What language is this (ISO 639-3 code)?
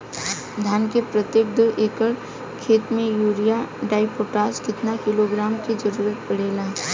bho